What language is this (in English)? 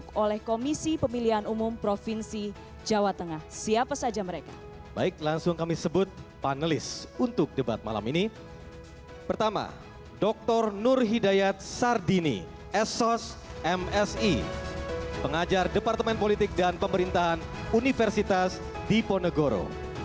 Indonesian